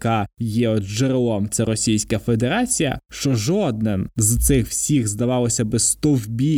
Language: Ukrainian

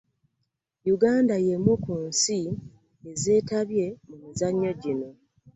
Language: Ganda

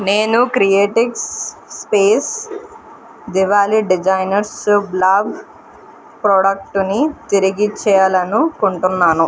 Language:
Telugu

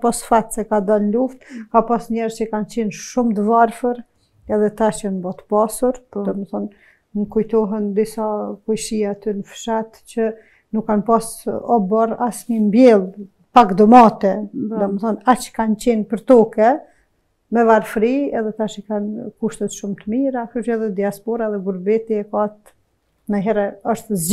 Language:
Romanian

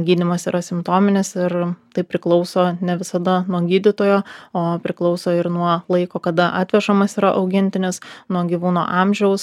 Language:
Lithuanian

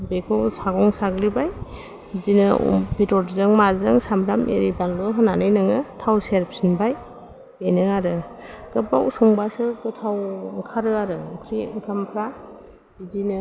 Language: Bodo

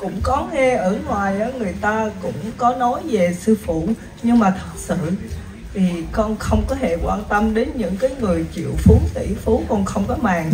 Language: Vietnamese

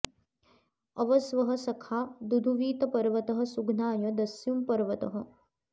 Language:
Sanskrit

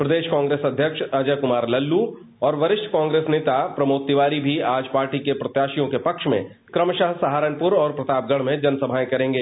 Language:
Hindi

